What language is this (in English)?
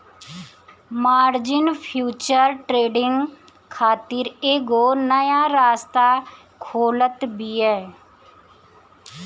Bhojpuri